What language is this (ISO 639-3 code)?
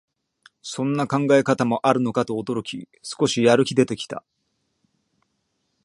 jpn